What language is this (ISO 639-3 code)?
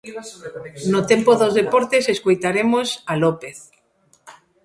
glg